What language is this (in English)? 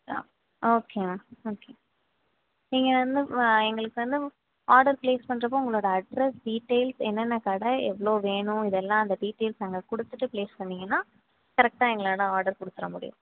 Tamil